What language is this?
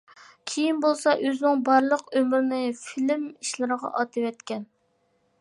Uyghur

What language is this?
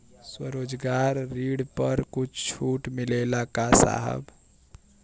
Bhojpuri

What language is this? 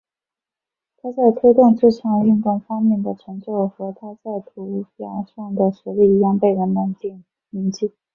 Chinese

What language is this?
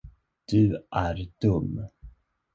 Swedish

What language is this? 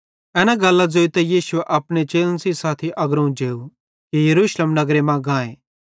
Bhadrawahi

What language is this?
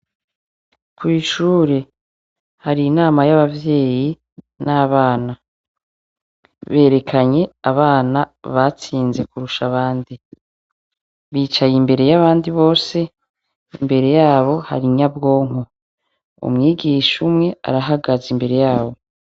Rundi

